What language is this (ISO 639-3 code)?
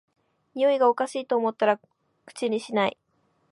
jpn